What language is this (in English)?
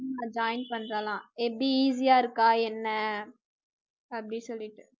Tamil